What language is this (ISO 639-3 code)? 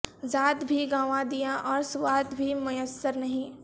urd